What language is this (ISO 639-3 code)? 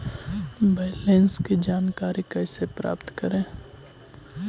mag